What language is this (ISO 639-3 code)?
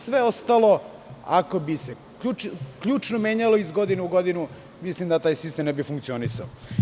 srp